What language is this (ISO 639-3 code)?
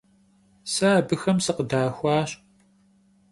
kbd